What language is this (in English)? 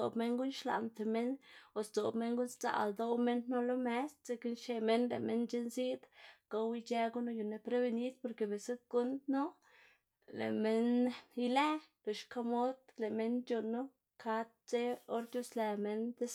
Xanaguía Zapotec